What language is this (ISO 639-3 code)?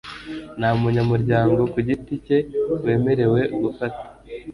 kin